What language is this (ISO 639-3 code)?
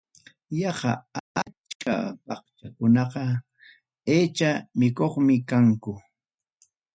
quy